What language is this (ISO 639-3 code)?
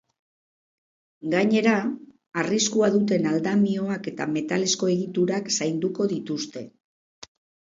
eus